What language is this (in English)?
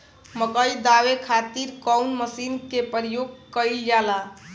Bhojpuri